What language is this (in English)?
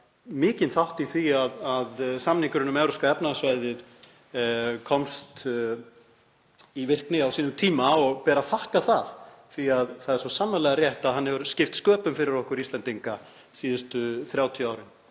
Icelandic